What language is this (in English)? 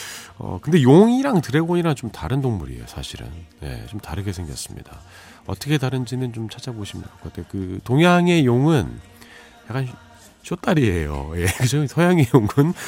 Korean